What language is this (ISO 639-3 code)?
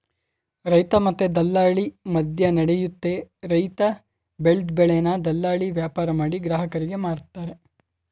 kan